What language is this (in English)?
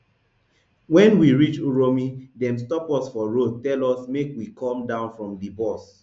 Nigerian Pidgin